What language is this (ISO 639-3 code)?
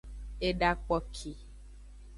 ajg